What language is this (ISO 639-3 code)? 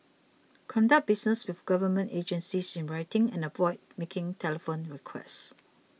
eng